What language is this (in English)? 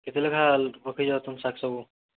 Odia